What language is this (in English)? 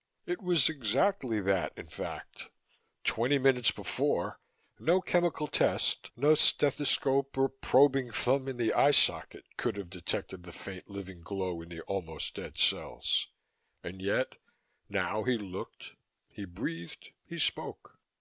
English